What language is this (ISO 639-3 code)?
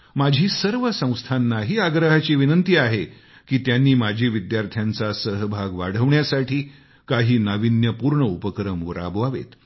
mar